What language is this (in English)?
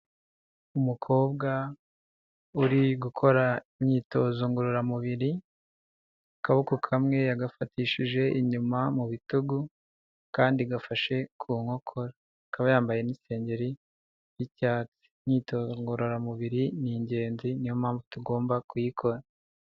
Kinyarwanda